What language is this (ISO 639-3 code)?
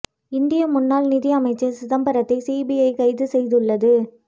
tam